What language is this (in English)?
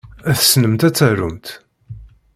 Kabyle